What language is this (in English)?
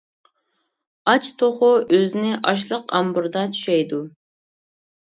Uyghur